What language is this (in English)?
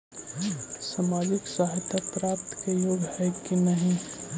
Magahi